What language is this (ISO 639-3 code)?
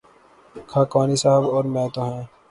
urd